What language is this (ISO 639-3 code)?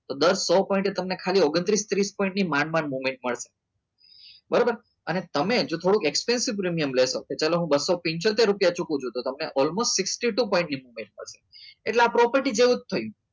guj